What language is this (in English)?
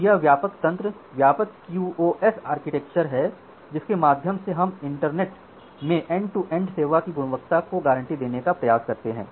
Hindi